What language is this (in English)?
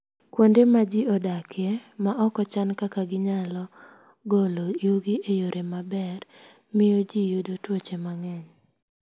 Luo (Kenya and Tanzania)